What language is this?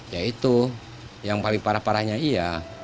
Indonesian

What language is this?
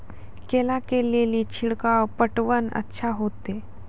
Maithili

